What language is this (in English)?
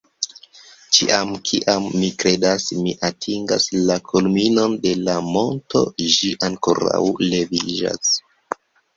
Esperanto